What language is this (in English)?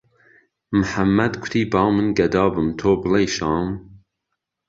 Central Kurdish